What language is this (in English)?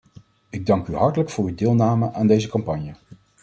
Dutch